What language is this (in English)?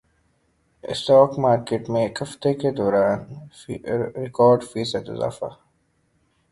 Urdu